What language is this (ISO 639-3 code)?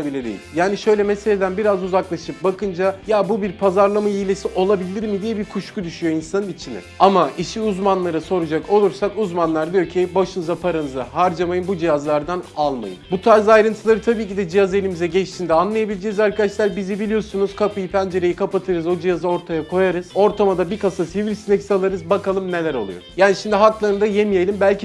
tur